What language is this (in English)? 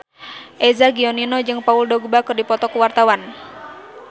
Sundanese